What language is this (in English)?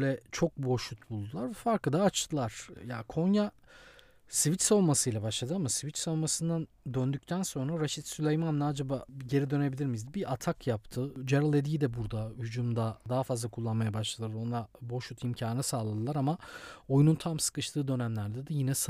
Turkish